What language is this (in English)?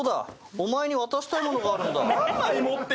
Japanese